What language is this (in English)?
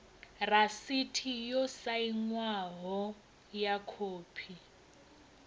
Venda